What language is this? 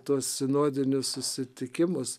Lithuanian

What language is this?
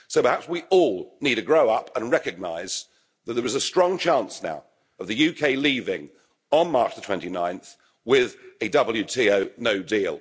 English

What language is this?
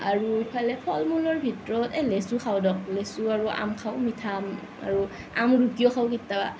Assamese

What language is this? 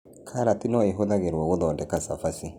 Kikuyu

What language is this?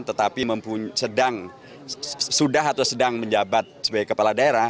Indonesian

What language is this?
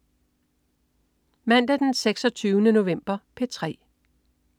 Danish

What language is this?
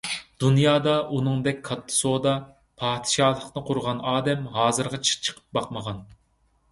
Uyghur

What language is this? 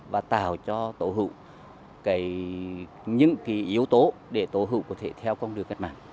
Vietnamese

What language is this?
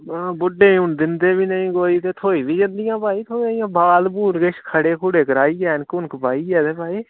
Dogri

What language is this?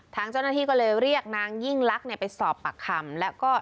Thai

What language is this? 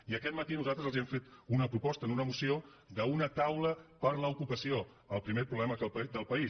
Catalan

